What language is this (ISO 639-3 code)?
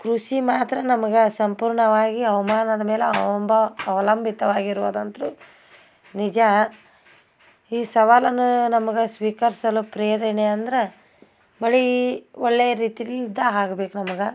kan